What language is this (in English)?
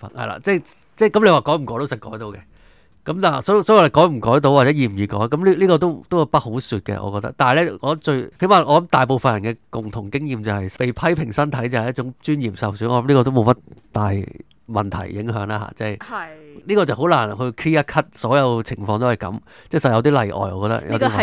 Chinese